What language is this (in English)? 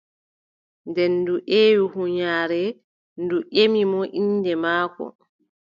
Adamawa Fulfulde